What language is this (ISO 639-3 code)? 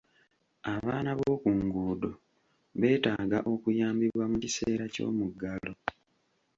lug